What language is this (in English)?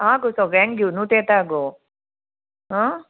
Konkani